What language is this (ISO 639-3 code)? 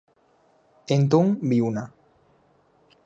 glg